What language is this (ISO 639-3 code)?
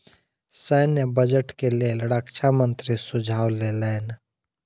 mai